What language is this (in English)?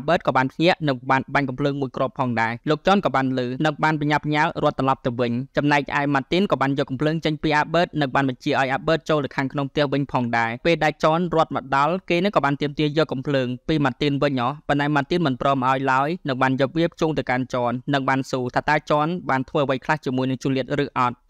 Thai